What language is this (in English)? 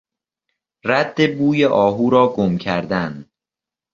Persian